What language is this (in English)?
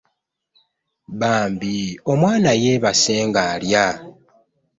Ganda